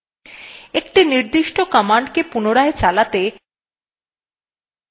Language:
Bangla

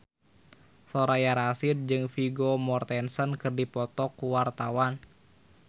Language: Sundanese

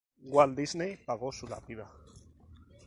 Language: Spanish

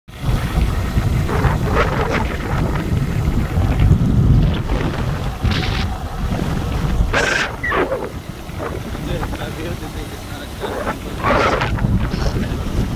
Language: English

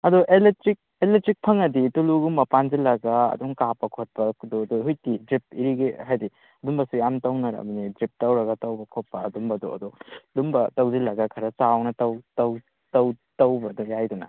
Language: Manipuri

